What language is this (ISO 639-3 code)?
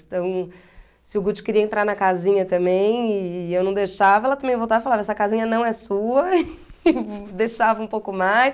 por